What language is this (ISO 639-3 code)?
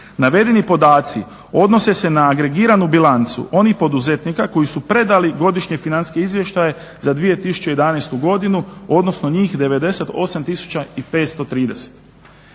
hrv